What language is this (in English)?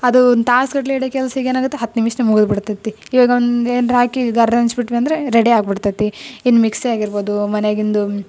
Kannada